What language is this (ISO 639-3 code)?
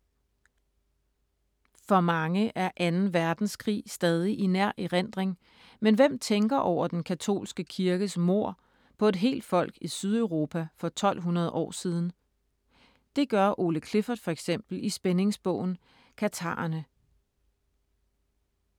dan